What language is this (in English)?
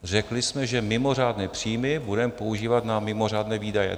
Czech